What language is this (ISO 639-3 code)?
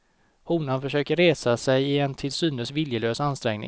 swe